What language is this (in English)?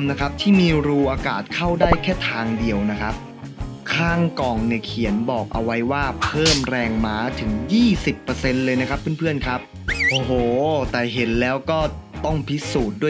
Thai